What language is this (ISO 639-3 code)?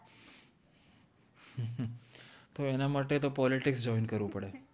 guj